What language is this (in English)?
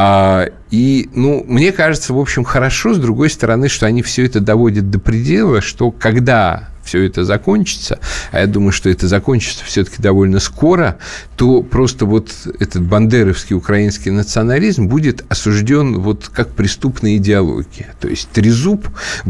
Russian